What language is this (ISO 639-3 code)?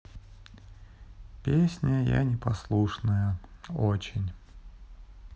rus